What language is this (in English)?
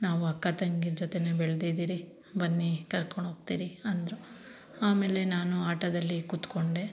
Kannada